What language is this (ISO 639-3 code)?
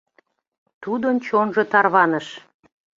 chm